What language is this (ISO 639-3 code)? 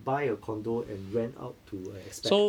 eng